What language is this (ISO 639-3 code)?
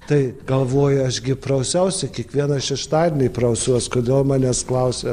lit